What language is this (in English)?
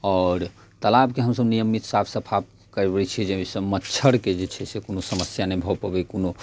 Maithili